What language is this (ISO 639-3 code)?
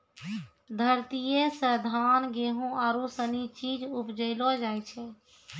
mai